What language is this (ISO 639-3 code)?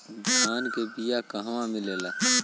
bho